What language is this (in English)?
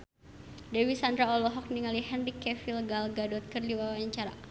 Sundanese